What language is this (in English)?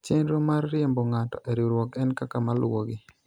Luo (Kenya and Tanzania)